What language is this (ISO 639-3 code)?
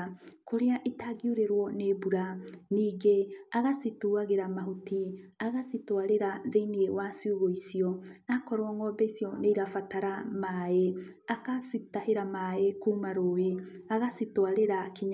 kik